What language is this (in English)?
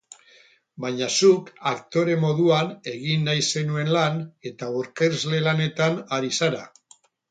Basque